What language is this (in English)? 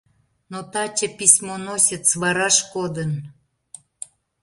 Mari